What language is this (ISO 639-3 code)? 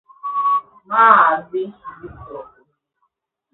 ibo